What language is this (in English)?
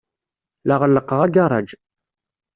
Kabyle